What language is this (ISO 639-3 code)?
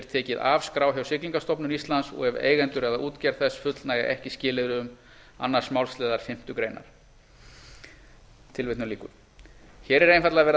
isl